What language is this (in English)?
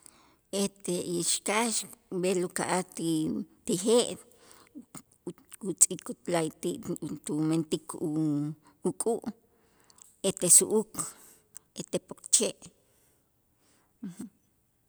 Itzá